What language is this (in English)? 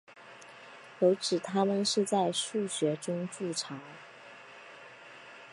Chinese